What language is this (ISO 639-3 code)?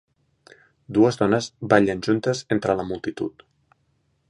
cat